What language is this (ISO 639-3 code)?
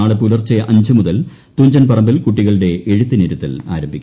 mal